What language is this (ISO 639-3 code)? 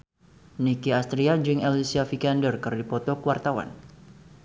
sun